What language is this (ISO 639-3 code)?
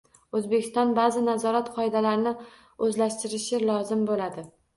uzb